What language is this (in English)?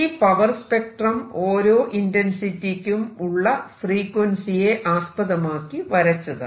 Malayalam